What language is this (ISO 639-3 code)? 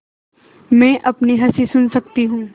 hin